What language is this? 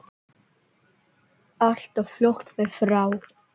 Icelandic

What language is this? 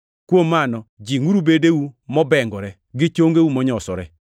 Luo (Kenya and Tanzania)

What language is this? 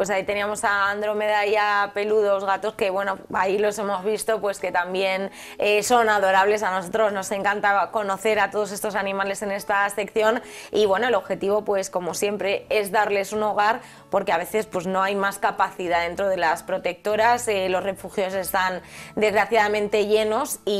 Spanish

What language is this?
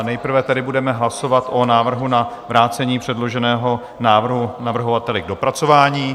Czech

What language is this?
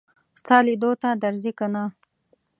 Pashto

